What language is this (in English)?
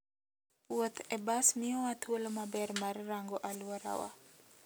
Luo (Kenya and Tanzania)